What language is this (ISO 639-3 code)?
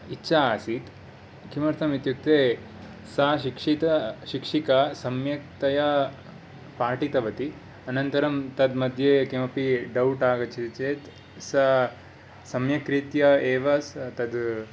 san